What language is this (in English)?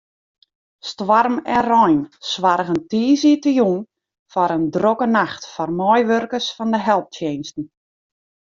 Western Frisian